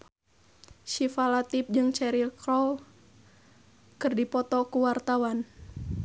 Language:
Sundanese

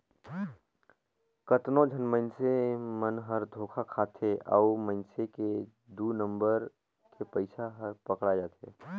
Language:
Chhattisgarhi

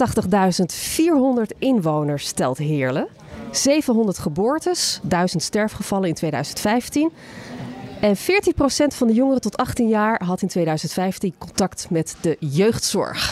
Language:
Dutch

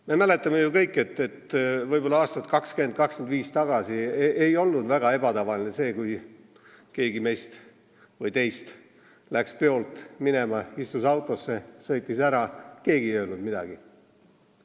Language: Estonian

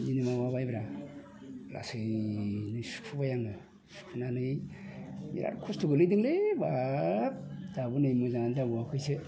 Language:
Bodo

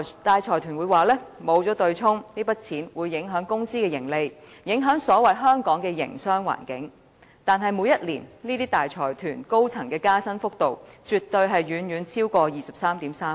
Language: Cantonese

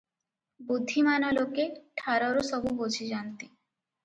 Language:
Odia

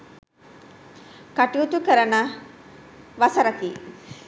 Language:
Sinhala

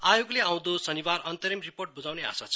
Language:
Nepali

